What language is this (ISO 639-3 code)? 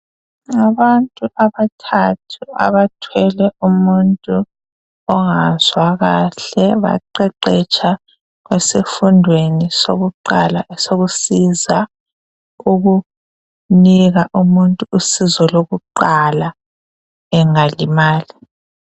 nde